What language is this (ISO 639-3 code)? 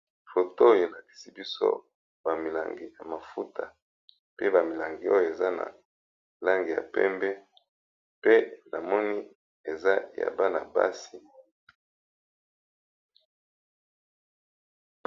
lin